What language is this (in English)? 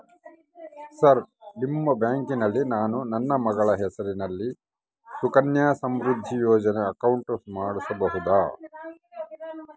Kannada